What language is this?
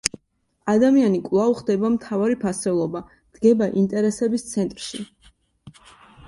Georgian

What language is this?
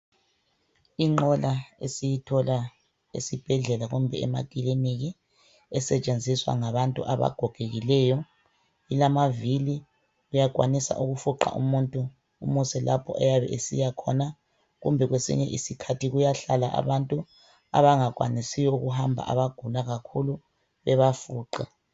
North Ndebele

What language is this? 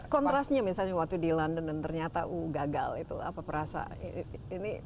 Indonesian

